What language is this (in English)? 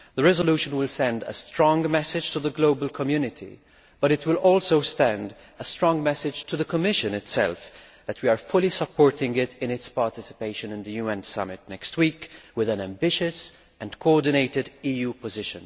English